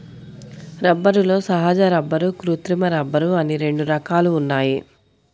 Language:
Telugu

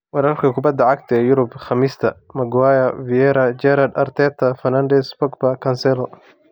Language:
Somali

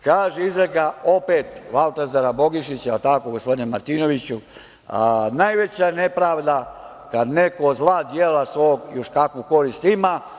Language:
Serbian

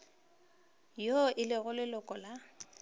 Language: Northern Sotho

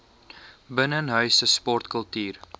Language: Afrikaans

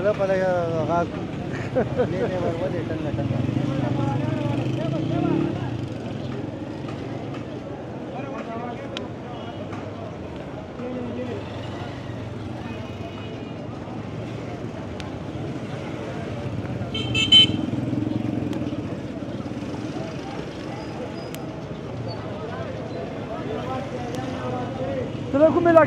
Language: Arabic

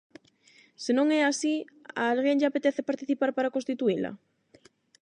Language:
Galician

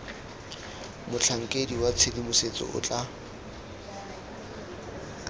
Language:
Tswana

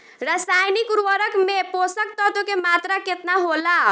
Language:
Bhojpuri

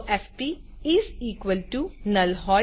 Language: Gujarati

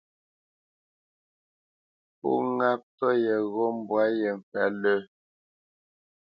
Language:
Bamenyam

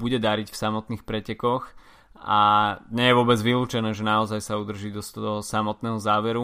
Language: Slovak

